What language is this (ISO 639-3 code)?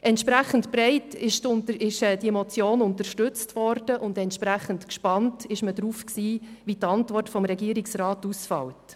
gsw